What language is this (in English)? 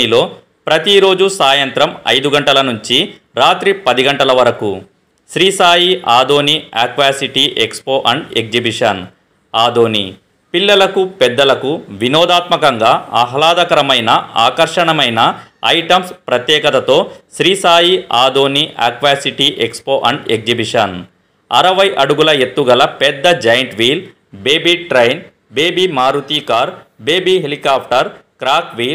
Romanian